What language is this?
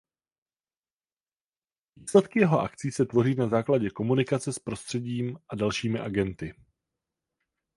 Czech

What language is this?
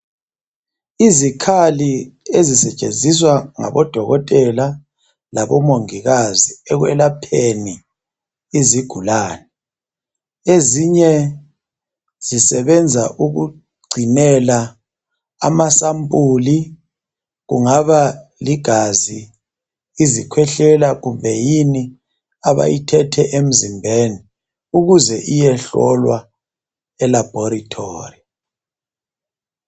North Ndebele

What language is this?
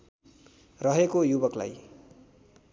Nepali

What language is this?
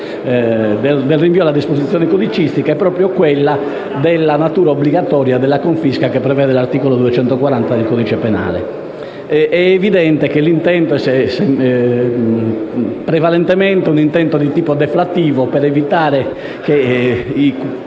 Italian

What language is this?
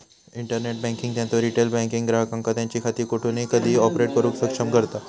Marathi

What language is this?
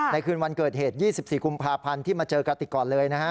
Thai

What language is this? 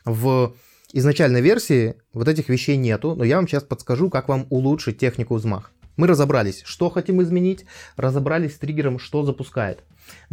Russian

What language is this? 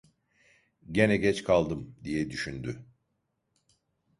Turkish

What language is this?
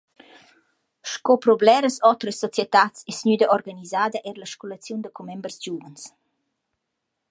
Romansh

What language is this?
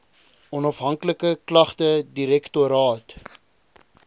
Afrikaans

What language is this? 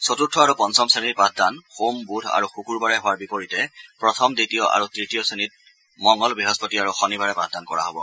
Assamese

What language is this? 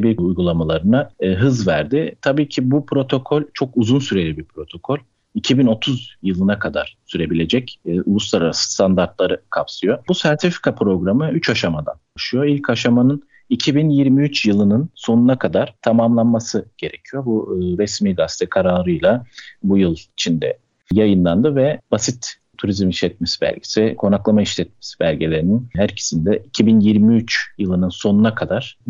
Turkish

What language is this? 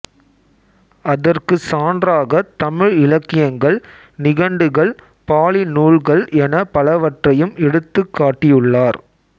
Tamil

